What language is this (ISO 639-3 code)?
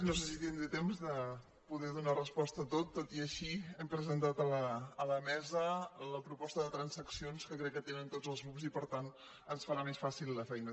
cat